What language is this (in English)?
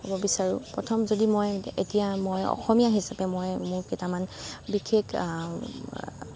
Assamese